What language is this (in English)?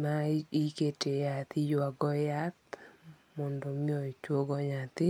Luo (Kenya and Tanzania)